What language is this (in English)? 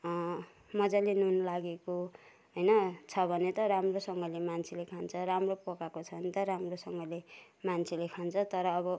Nepali